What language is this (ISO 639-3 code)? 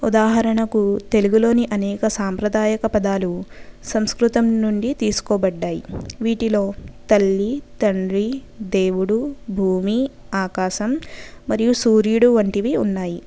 tel